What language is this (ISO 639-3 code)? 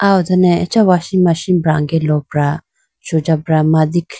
clk